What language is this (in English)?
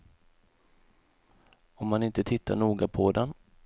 Swedish